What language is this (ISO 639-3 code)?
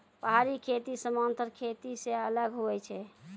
mai